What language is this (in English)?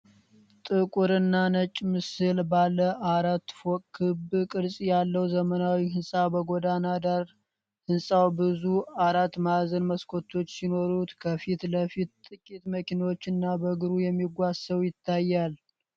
Amharic